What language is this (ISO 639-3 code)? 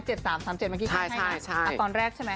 tha